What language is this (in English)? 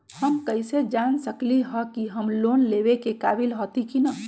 Magahi